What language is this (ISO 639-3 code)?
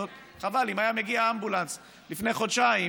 heb